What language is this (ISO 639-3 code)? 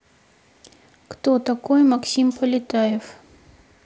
rus